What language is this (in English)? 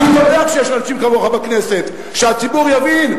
Hebrew